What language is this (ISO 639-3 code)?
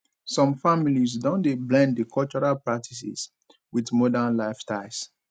pcm